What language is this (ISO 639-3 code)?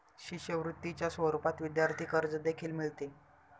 mar